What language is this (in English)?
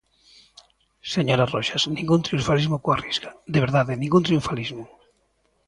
Galician